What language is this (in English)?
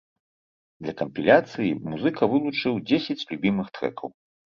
Belarusian